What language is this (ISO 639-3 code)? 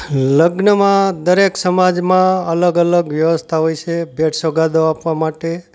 guj